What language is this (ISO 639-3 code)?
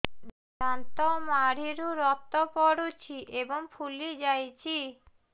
ori